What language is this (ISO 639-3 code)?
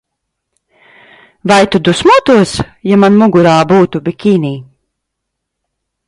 lav